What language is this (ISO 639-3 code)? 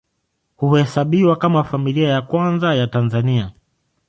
swa